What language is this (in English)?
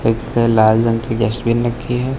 Hindi